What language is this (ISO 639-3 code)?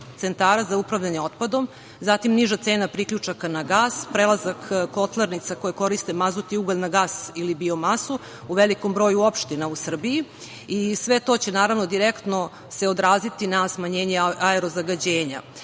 srp